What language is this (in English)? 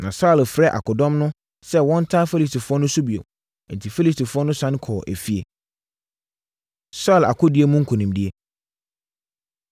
Akan